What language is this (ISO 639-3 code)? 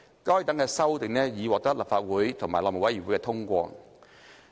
yue